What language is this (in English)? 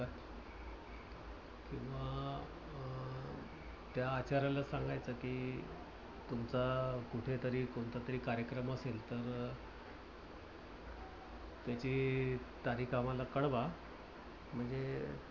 Marathi